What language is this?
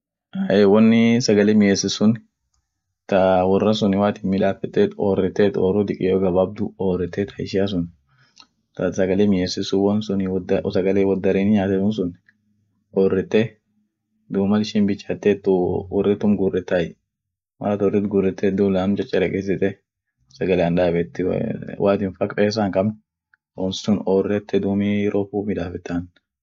Orma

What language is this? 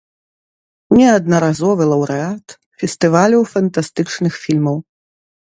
Belarusian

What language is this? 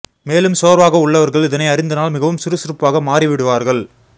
Tamil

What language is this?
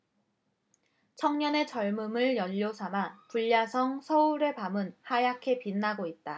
Korean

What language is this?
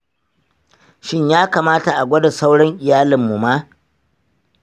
Hausa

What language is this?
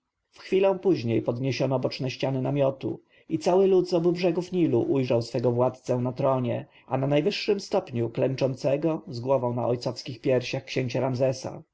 Polish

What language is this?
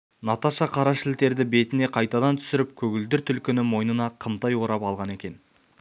Kazakh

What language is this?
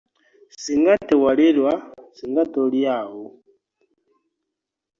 Ganda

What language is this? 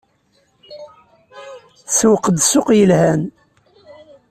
Kabyle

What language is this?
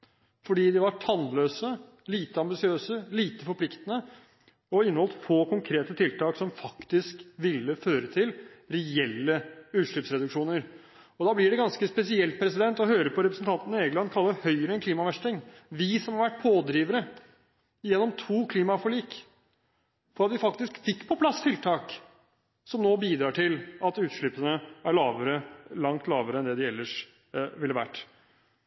Norwegian Bokmål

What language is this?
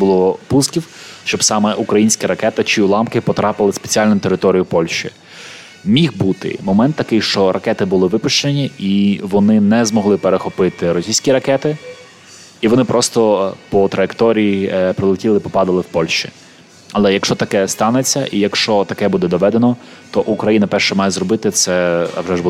Ukrainian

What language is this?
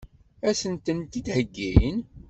Kabyle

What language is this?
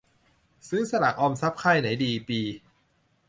Thai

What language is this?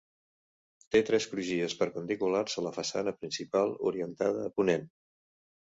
Catalan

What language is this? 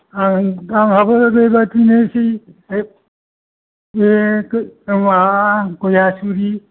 Bodo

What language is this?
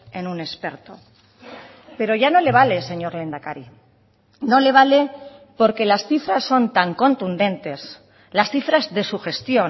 Spanish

